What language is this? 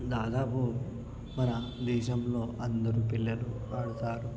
Telugu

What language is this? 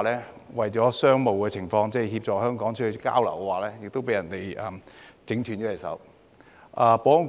Cantonese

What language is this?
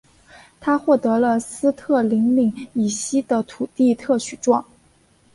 Chinese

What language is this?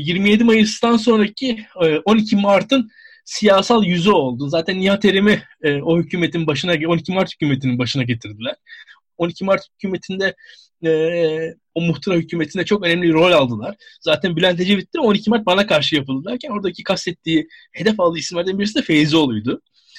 Turkish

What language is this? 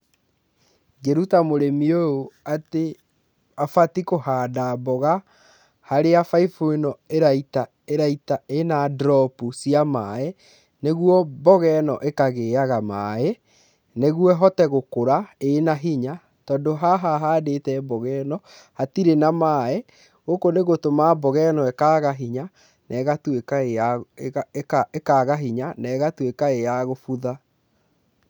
Kikuyu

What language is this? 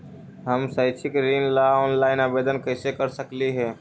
Magahi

